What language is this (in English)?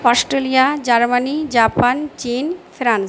Bangla